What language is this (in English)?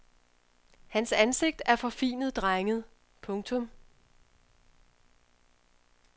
Danish